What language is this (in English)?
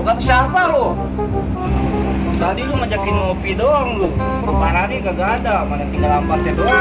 Indonesian